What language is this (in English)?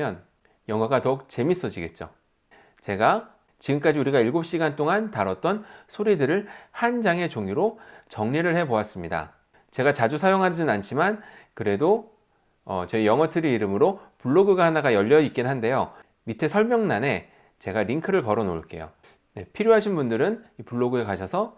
Korean